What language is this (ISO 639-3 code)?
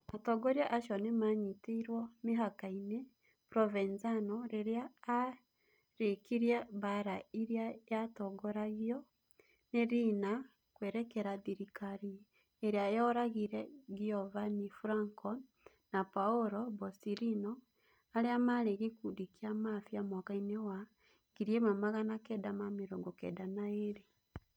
kik